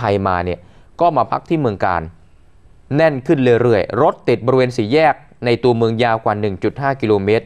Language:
Thai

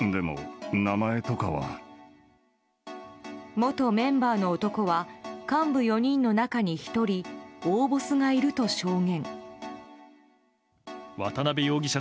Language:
Japanese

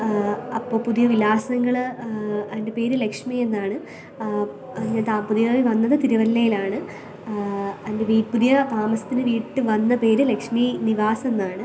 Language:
Malayalam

